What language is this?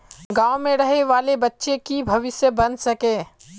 Magahi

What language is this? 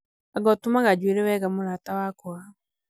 Kikuyu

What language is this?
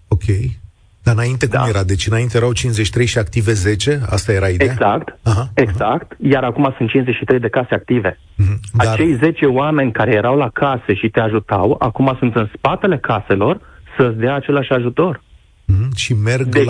Romanian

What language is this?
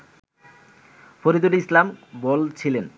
Bangla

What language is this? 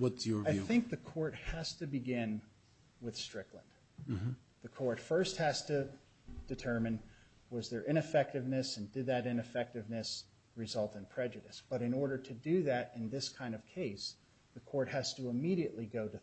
English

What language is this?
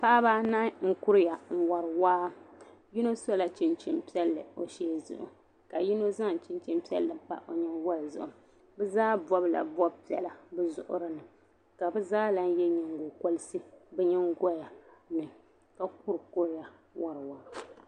Dagbani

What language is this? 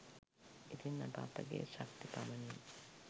Sinhala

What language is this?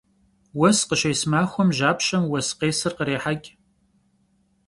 Kabardian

